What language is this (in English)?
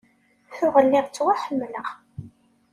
Kabyle